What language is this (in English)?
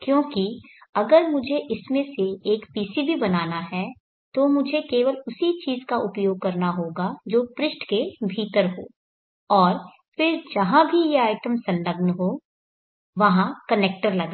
Hindi